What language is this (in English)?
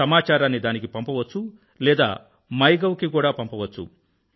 Telugu